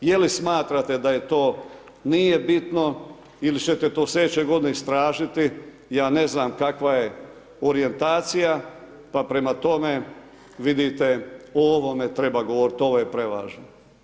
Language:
Croatian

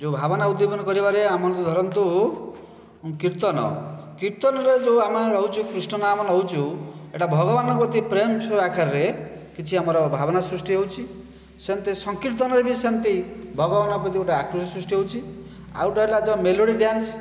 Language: Odia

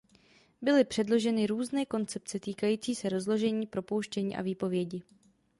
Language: Czech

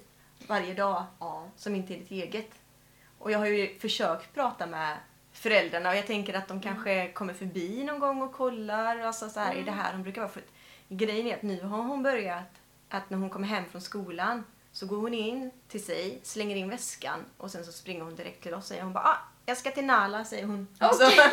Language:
Swedish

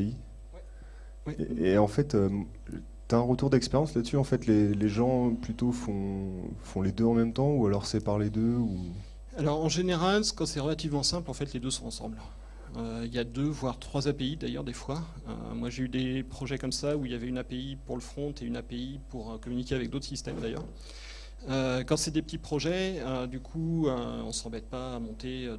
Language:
French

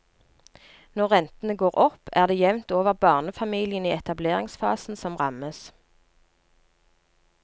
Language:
Norwegian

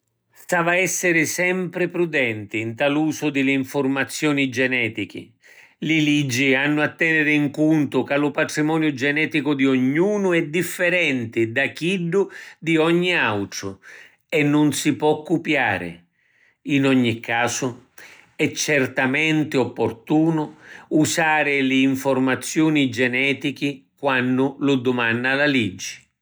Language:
Sicilian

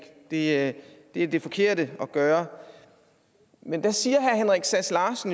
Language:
Danish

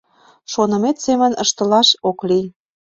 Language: Mari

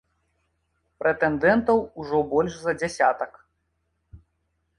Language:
Belarusian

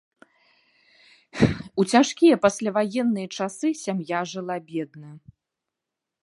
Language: Belarusian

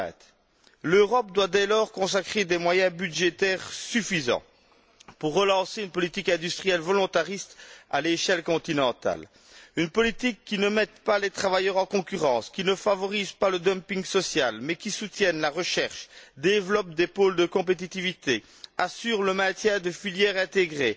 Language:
French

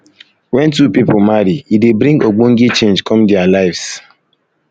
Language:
Nigerian Pidgin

